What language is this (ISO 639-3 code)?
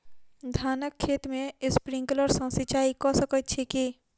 mai